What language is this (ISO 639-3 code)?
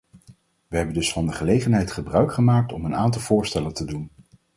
nld